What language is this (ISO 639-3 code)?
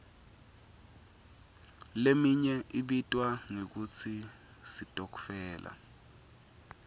ssw